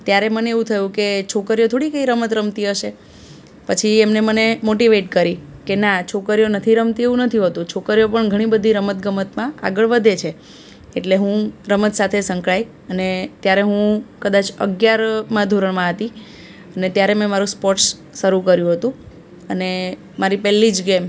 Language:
Gujarati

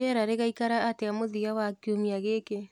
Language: Kikuyu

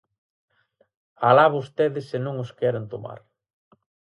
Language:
Galician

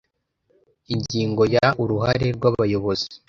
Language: Kinyarwanda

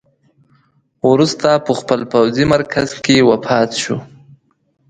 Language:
Pashto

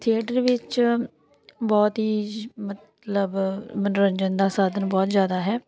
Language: Punjabi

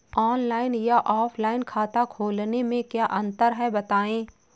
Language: Hindi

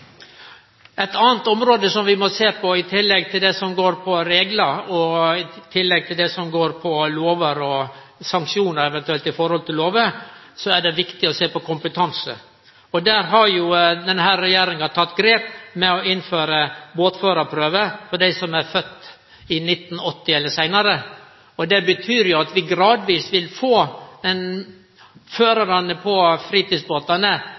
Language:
Norwegian Nynorsk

